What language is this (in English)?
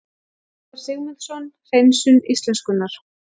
Icelandic